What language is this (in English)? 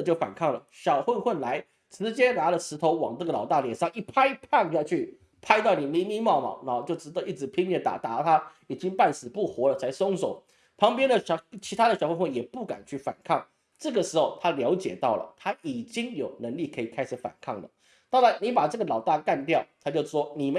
Chinese